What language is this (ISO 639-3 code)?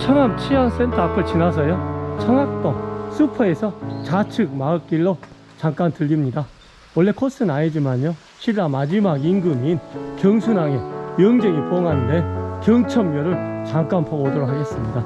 kor